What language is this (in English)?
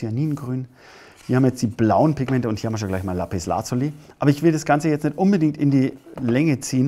German